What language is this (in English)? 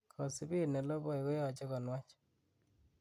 Kalenjin